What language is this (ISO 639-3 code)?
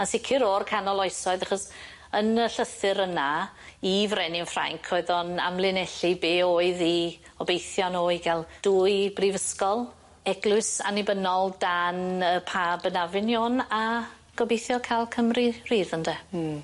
cym